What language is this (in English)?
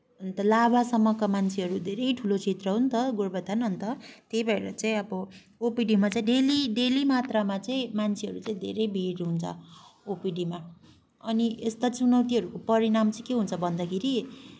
Nepali